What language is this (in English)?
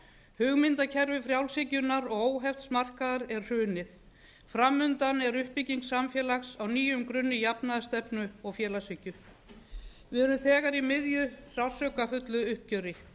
Icelandic